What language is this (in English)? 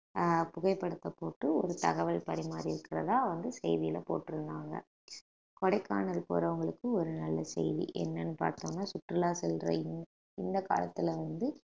Tamil